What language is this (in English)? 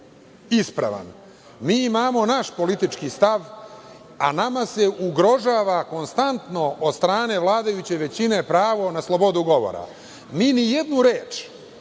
Serbian